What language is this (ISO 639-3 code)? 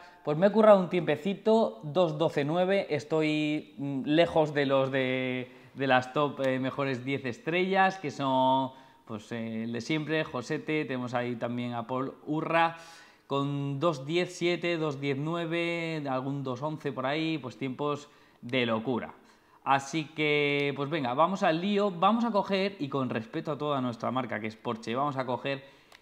spa